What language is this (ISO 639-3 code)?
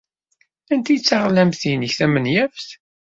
kab